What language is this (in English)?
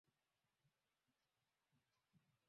Swahili